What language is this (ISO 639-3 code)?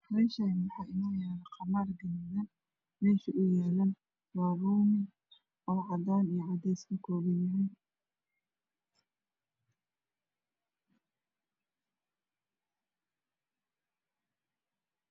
som